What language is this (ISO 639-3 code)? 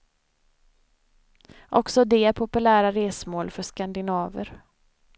swe